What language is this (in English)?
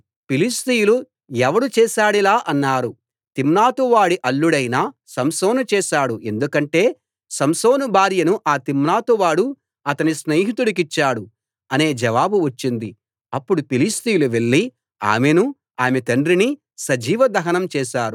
Telugu